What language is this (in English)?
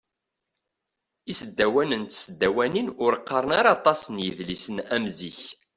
Kabyle